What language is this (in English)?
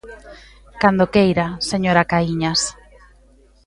Galician